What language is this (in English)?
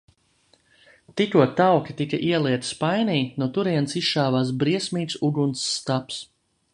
Latvian